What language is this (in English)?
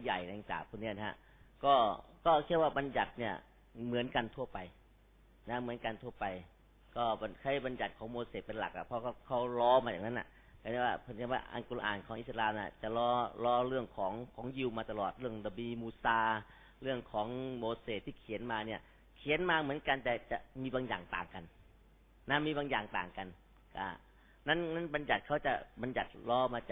Thai